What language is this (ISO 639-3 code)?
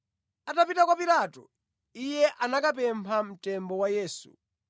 nya